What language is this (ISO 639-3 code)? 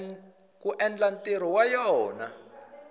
tso